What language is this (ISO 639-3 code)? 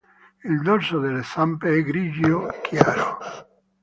ita